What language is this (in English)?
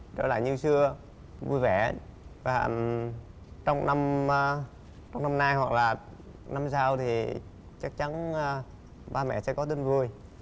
Vietnamese